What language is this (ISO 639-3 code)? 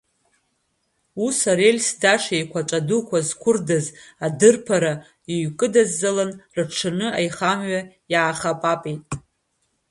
abk